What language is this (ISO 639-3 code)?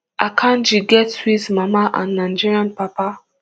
pcm